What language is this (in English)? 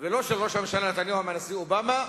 Hebrew